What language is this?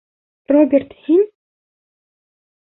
Bashkir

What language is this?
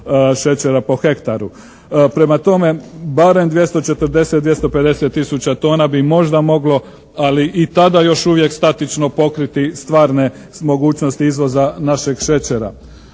Croatian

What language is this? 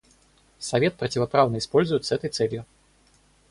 Russian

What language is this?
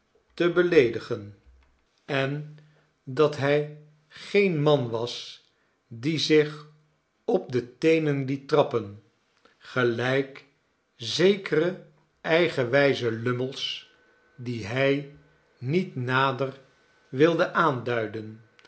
Dutch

